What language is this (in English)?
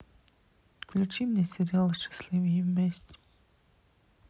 Russian